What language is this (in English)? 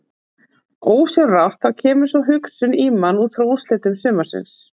Icelandic